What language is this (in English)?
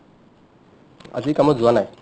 Assamese